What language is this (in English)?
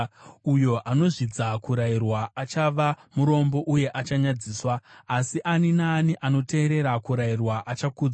Shona